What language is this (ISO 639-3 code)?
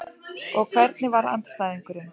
isl